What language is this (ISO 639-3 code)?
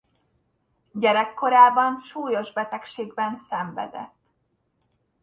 hun